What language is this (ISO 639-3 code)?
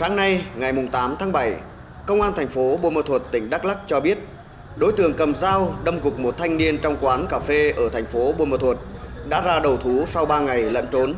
vie